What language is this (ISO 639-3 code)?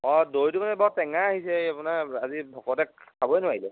asm